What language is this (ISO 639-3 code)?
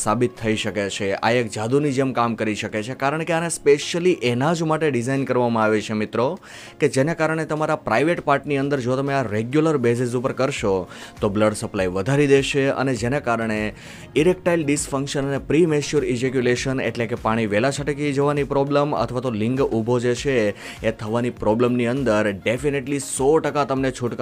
guj